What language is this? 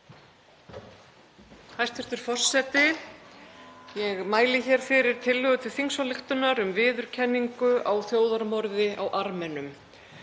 Icelandic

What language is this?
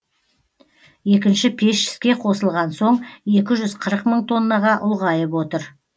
Kazakh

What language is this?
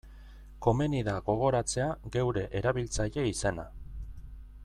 Basque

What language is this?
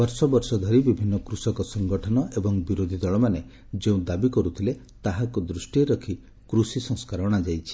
Odia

